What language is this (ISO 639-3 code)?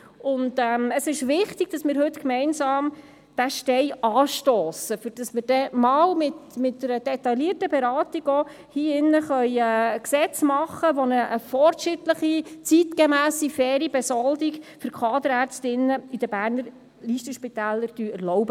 gsw